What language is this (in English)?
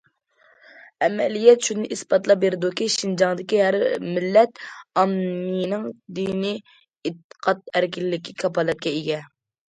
Uyghur